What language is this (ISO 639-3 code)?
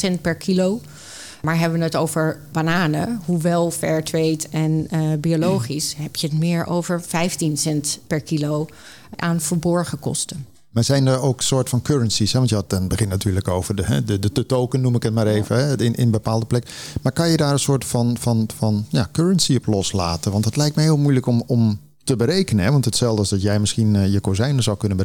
nld